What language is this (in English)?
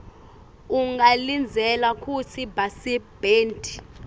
Swati